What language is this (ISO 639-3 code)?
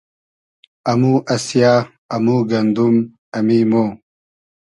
haz